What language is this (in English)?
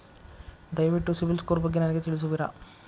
Kannada